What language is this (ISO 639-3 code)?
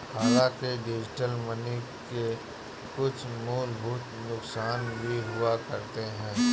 hin